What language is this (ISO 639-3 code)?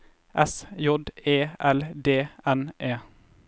nor